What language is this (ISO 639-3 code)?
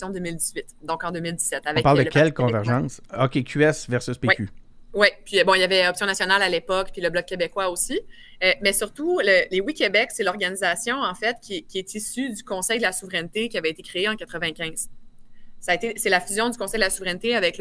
fra